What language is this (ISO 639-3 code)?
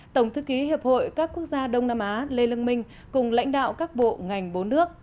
vie